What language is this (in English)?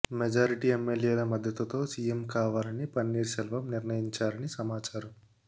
Telugu